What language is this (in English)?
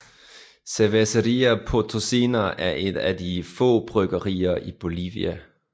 Danish